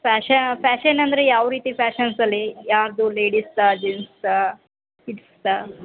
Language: Kannada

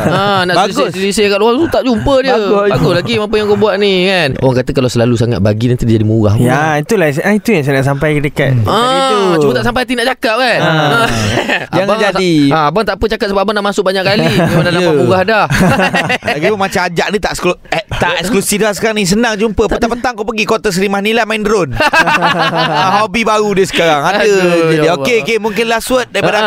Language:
Malay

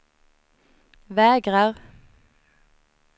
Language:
Swedish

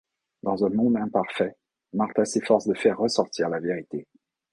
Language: French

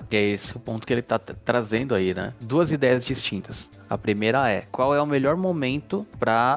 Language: Portuguese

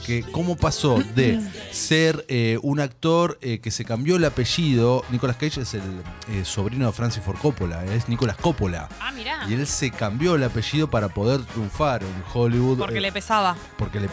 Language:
Spanish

